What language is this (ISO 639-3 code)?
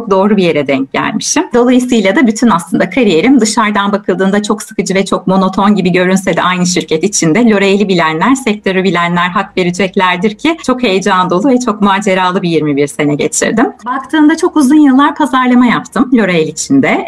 tur